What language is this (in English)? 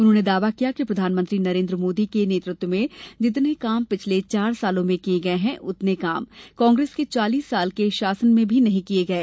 Hindi